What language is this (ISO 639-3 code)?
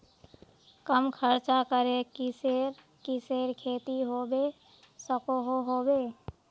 mag